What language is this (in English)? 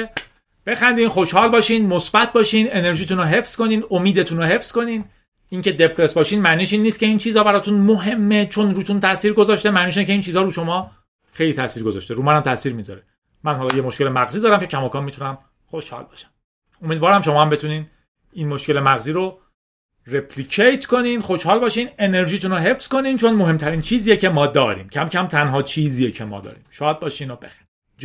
Persian